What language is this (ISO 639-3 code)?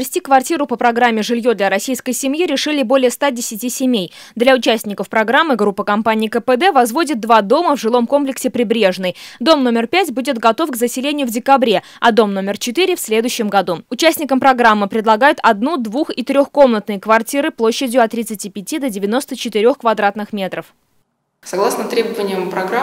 rus